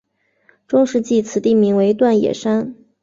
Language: Chinese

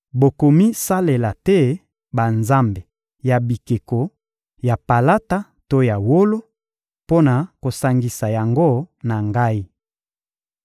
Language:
Lingala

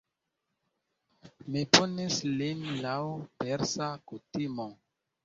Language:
Esperanto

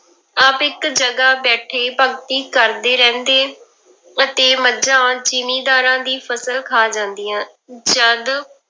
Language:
Punjabi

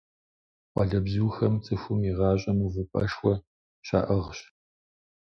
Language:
Kabardian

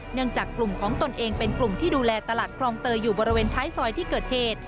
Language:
Thai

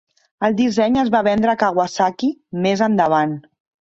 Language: Catalan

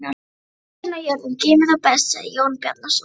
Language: Icelandic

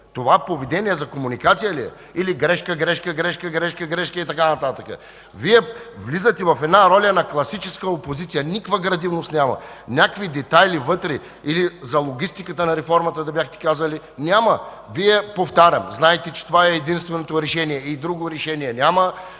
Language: Bulgarian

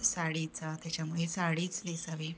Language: Marathi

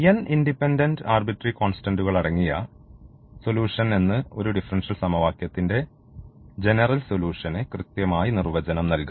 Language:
Malayalam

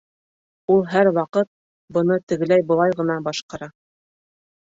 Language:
Bashkir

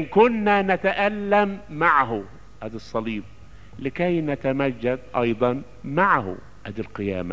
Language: Arabic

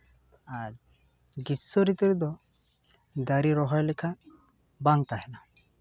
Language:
Santali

